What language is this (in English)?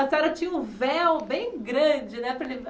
Portuguese